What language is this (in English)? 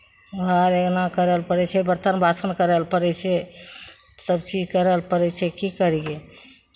Maithili